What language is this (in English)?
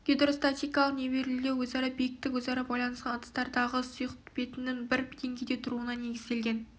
Kazakh